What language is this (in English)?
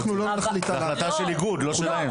Hebrew